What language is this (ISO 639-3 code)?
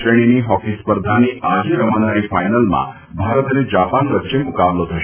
guj